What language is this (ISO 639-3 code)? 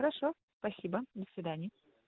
rus